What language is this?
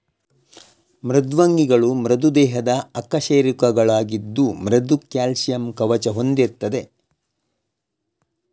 Kannada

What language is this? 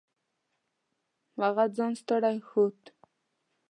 Pashto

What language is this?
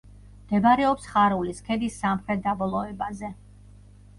Georgian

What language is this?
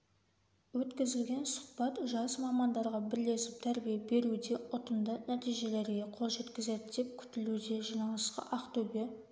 Kazakh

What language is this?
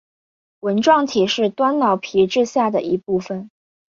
Chinese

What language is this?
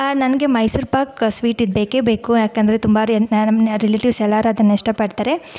Kannada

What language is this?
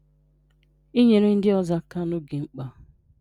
Igbo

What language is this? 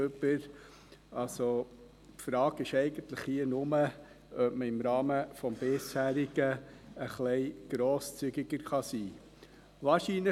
Swiss German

